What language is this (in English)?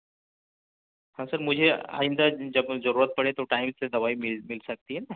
Urdu